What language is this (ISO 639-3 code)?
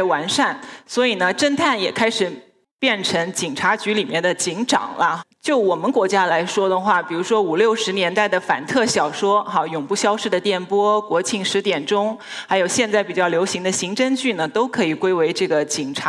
zho